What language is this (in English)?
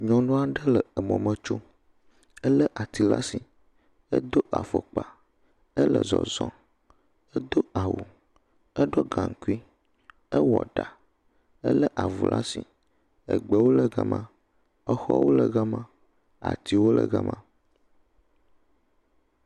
Ewe